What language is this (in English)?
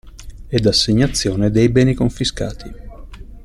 Italian